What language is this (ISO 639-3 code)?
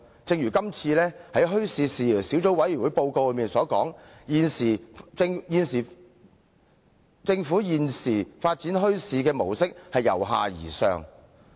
yue